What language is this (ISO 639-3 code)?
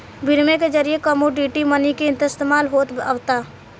bho